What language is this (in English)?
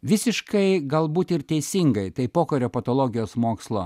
Lithuanian